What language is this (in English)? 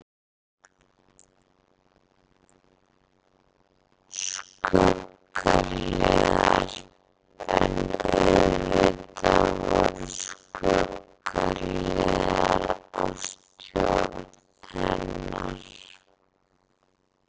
Icelandic